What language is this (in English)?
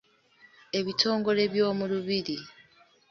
Ganda